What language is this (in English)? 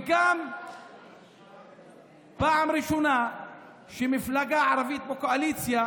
Hebrew